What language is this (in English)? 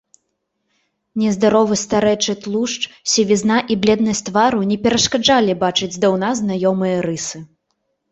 Belarusian